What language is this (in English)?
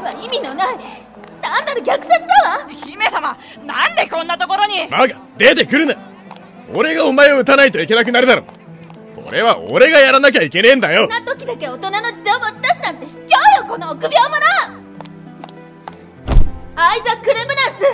Japanese